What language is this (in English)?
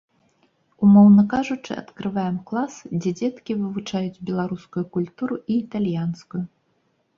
Belarusian